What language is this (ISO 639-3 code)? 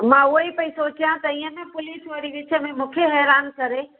snd